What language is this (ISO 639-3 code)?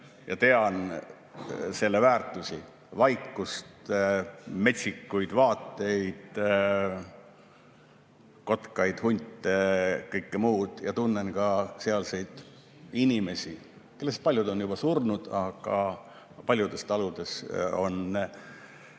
est